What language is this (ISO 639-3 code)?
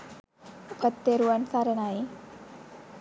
sin